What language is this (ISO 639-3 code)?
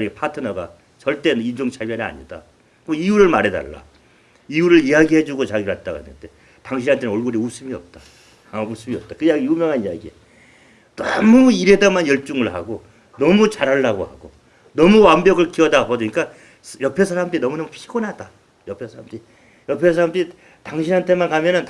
kor